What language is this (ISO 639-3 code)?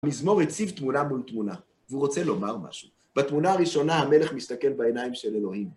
heb